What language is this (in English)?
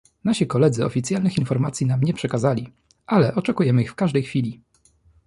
Polish